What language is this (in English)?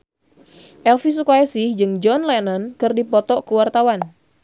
Sundanese